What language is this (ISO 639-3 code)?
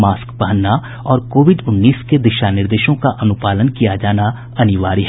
hin